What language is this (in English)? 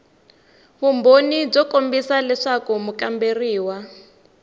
Tsonga